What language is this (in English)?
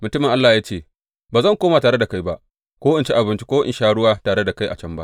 Hausa